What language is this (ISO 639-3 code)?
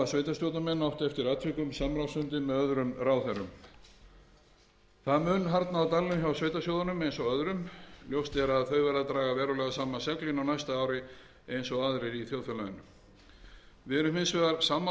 isl